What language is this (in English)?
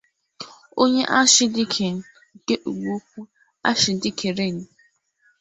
Igbo